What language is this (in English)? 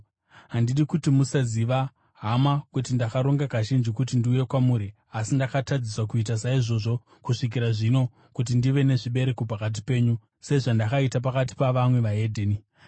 Shona